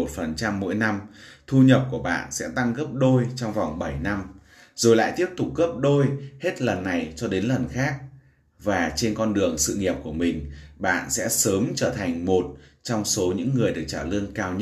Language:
Vietnamese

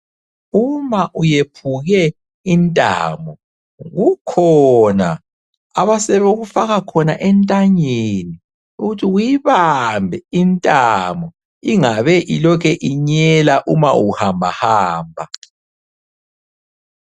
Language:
North Ndebele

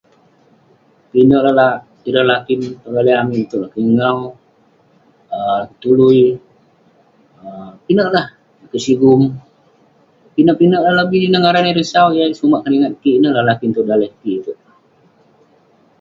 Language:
Western Penan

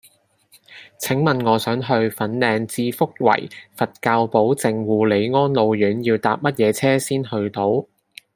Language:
Cantonese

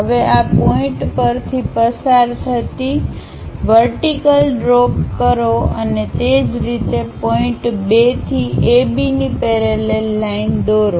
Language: Gujarati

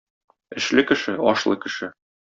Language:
Tatar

